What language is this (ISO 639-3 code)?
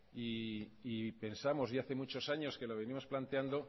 spa